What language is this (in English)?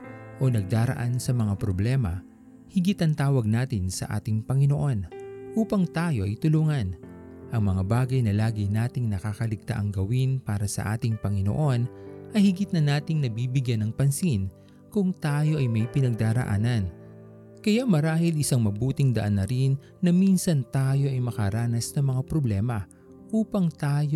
Filipino